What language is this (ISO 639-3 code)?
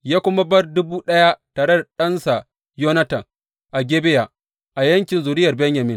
hau